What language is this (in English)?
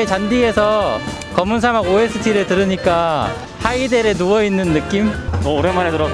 Korean